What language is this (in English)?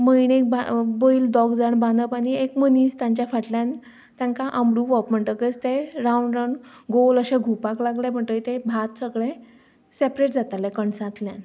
Konkani